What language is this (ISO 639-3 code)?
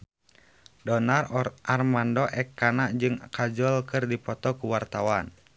sun